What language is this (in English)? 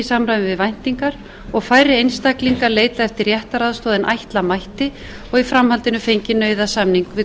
Icelandic